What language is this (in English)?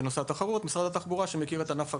Hebrew